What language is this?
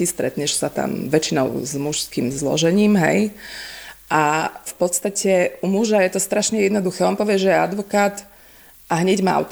Slovak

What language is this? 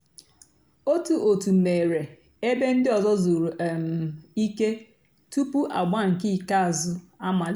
Igbo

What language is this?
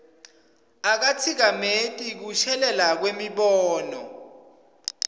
Swati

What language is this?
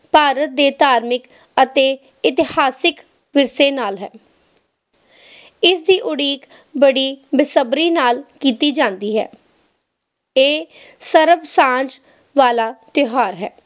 Punjabi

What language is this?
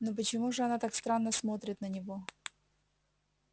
Russian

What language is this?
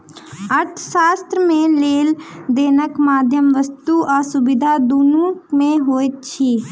Maithili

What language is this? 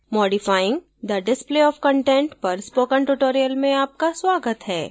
Hindi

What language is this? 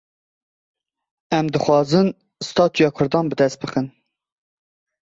Kurdish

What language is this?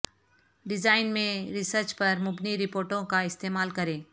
Urdu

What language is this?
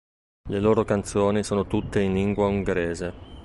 Italian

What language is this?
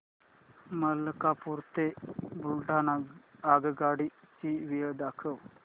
Marathi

